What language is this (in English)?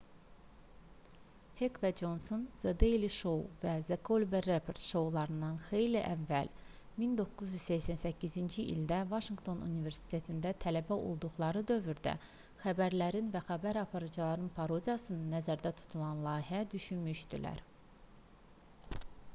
Azerbaijani